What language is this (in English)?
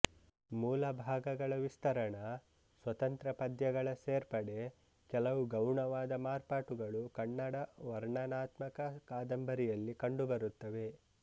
Kannada